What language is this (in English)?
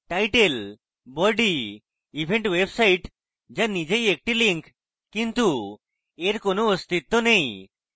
Bangla